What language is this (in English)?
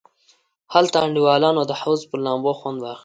Pashto